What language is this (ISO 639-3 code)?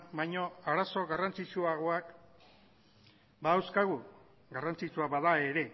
eus